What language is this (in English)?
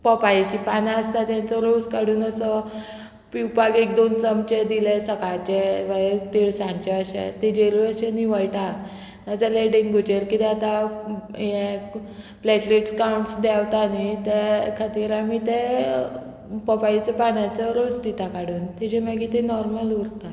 Konkani